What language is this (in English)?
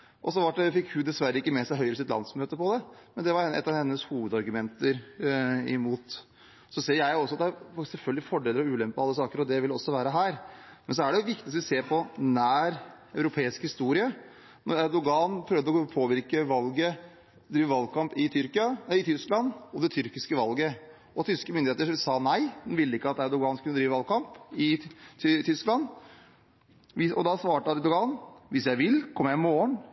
Norwegian Bokmål